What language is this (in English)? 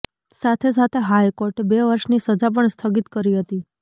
Gujarati